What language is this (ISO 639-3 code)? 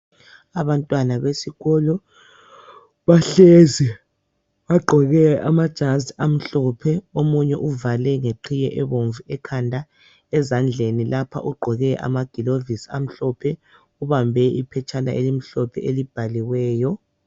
nde